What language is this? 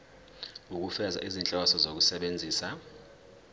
Zulu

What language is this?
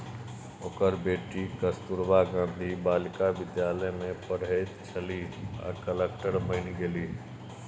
Maithili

